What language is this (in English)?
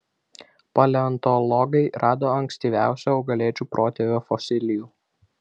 Lithuanian